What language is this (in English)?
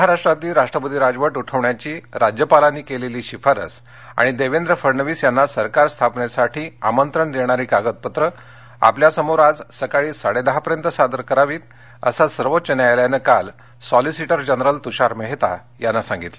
Marathi